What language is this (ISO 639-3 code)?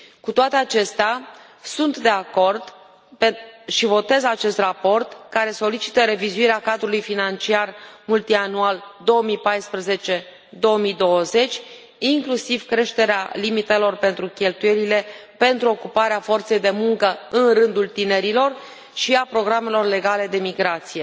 ron